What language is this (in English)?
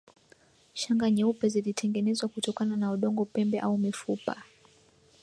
Swahili